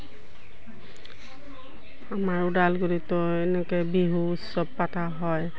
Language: Assamese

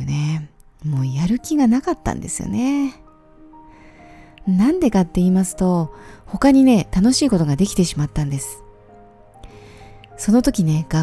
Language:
Japanese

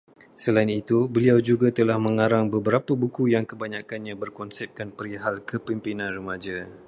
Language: Malay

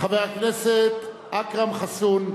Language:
Hebrew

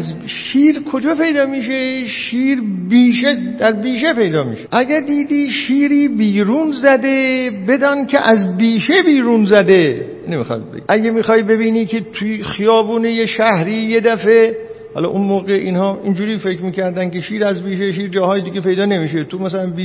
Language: Persian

